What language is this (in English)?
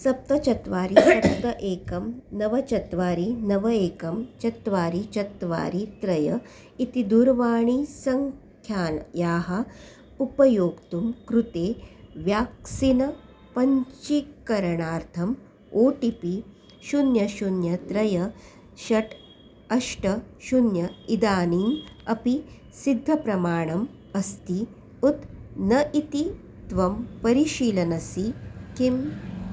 Sanskrit